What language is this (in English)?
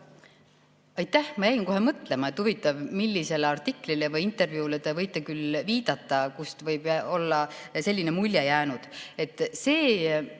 Estonian